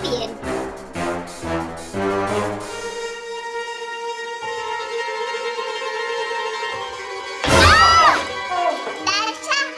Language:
Spanish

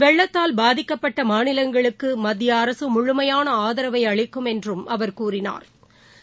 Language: Tamil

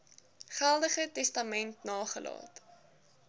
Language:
Afrikaans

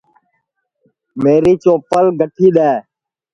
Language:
Sansi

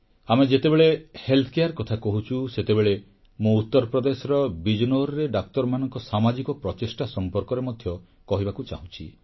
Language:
Odia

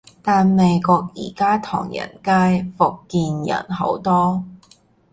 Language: Cantonese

